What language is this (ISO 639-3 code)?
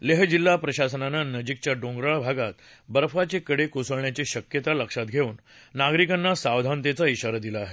mar